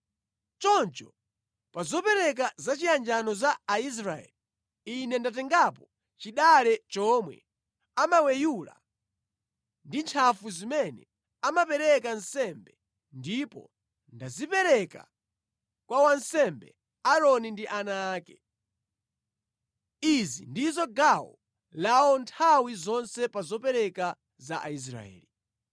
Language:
Nyanja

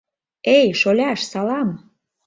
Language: Mari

